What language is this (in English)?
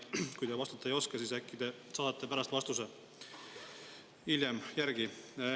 Estonian